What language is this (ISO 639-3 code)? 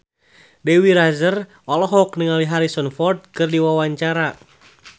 sun